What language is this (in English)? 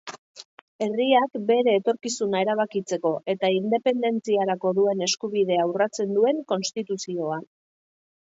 Basque